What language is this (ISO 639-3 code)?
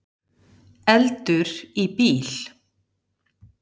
isl